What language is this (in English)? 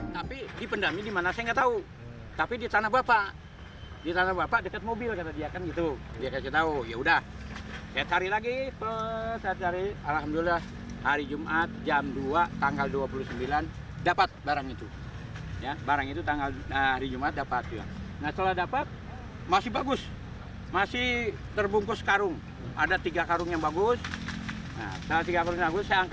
Indonesian